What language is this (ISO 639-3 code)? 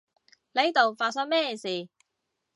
yue